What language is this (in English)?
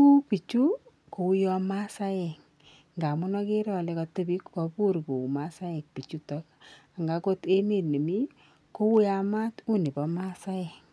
Kalenjin